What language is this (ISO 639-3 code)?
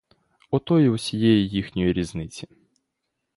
ukr